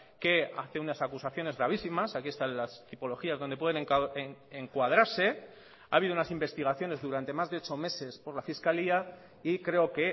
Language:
Spanish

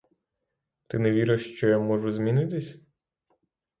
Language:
Ukrainian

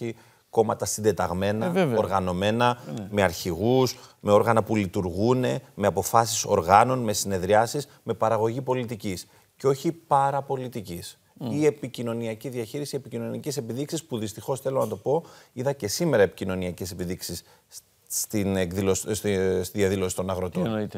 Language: Greek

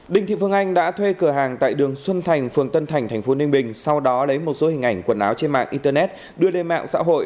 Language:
Vietnamese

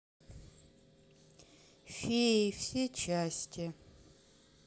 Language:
Russian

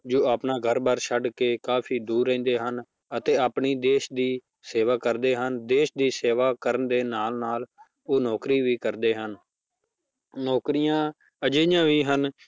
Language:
Punjabi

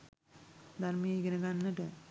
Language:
Sinhala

